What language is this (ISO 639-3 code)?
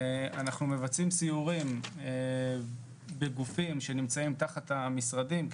heb